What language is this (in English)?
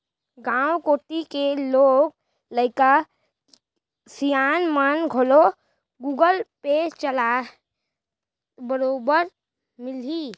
Chhattisgarhi